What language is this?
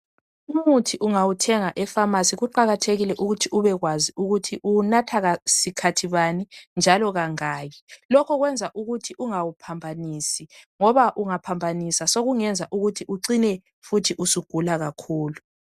North Ndebele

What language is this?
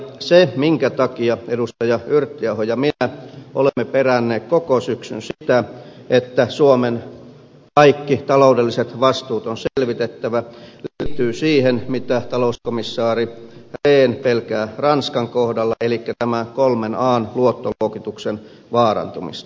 Finnish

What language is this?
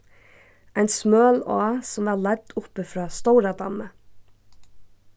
Faroese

